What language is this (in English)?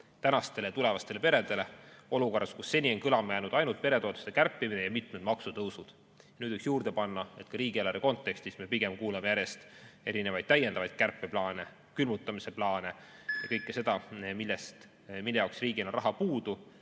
Estonian